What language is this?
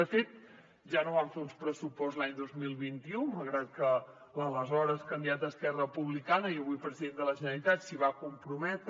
Catalan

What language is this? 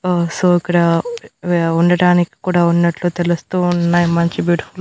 Telugu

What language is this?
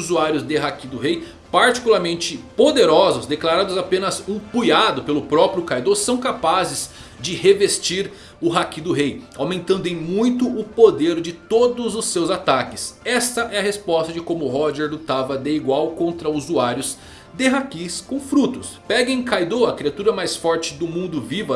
Portuguese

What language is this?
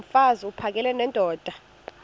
Xhosa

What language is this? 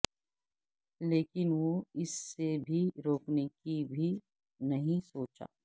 Urdu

